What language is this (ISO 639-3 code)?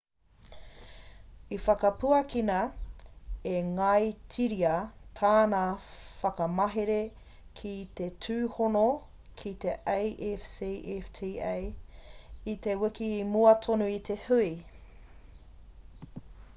mri